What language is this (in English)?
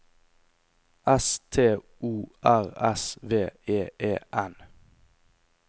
Norwegian